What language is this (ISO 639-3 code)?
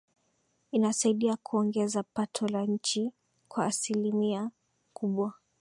swa